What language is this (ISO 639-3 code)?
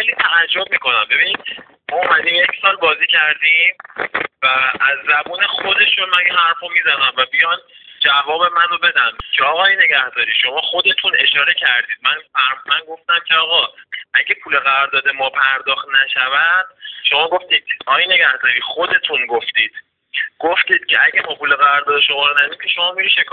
fas